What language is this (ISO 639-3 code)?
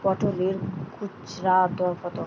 ben